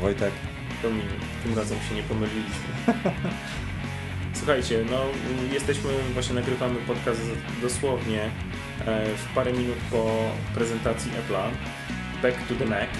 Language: Polish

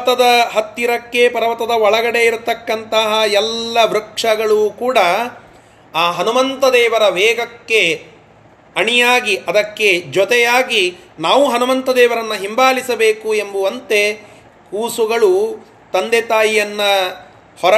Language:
Kannada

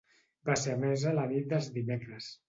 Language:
Catalan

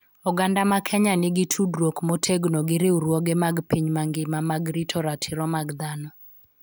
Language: Luo (Kenya and Tanzania)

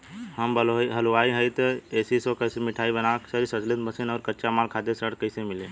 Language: Bhojpuri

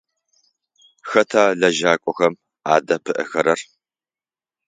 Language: Adyghe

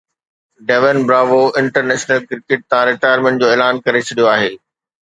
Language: Sindhi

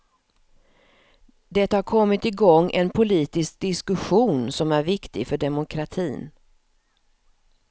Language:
Swedish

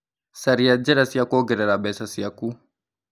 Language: Kikuyu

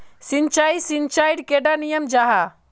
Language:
Magahi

